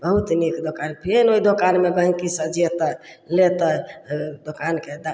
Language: Maithili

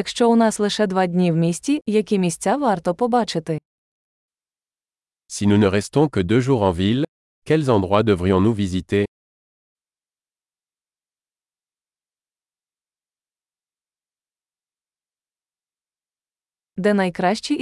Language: Ukrainian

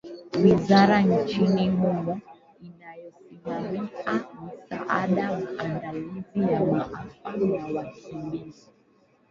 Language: Swahili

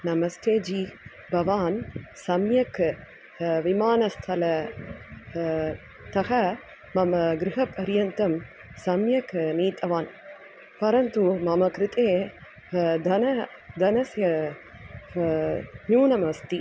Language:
Sanskrit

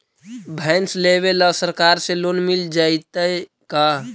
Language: Magahi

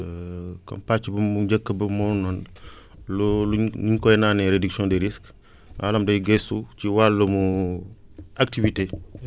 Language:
Wolof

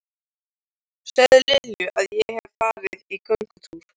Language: Icelandic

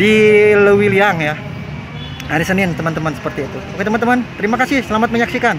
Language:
Indonesian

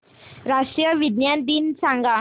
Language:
Marathi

